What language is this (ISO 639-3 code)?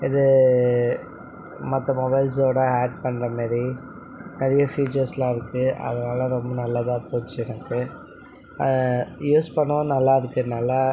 tam